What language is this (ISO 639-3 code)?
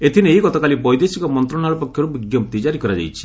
ori